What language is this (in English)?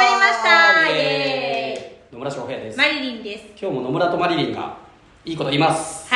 Japanese